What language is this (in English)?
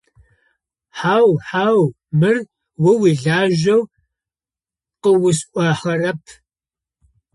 Adyghe